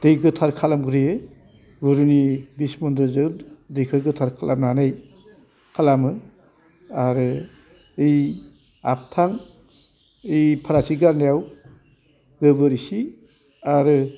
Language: Bodo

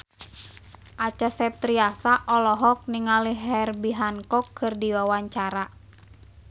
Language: Sundanese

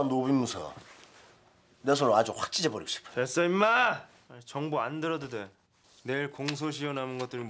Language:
Korean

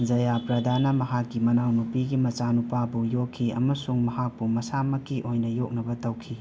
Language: Manipuri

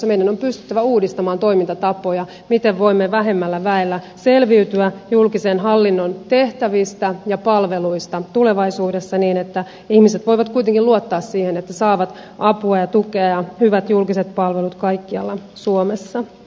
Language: Finnish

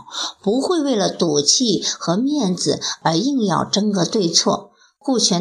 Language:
Chinese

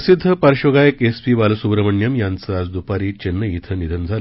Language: Marathi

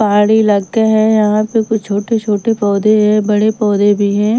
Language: Hindi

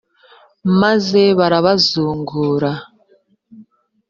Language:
Kinyarwanda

